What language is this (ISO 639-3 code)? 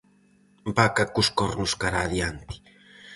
glg